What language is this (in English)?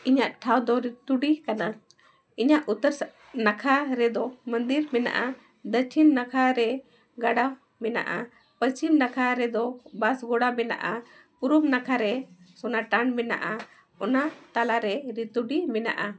Santali